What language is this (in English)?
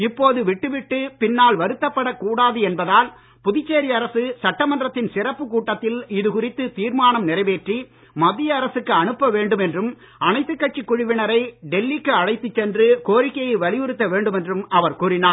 Tamil